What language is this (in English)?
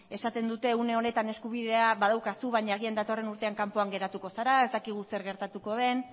Basque